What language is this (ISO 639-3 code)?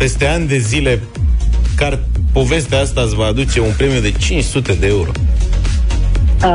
ron